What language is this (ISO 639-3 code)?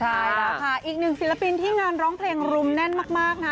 tha